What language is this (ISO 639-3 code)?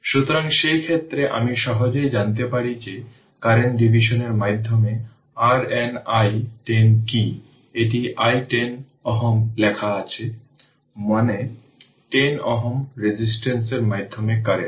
ben